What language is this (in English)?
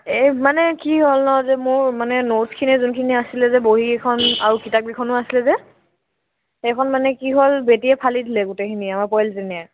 Assamese